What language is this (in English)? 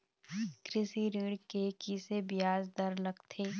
Chhattisgarhi